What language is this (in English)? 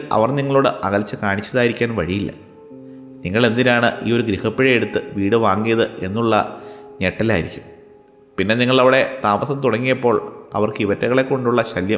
Malayalam